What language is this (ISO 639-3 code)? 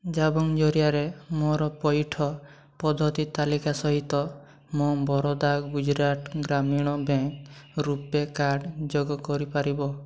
ori